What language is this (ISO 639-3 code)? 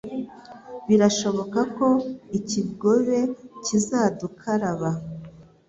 kin